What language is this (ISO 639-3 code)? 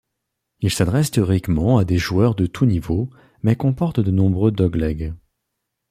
fra